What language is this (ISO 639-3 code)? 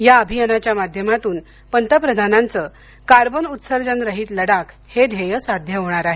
mar